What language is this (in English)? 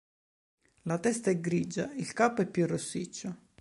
Italian